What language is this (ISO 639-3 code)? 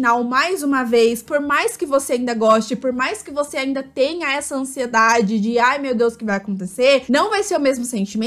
por